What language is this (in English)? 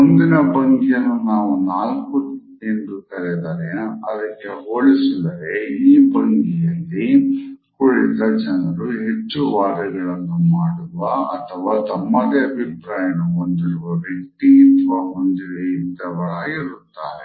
Kannada